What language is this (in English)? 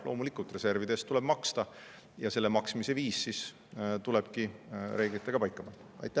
Estonian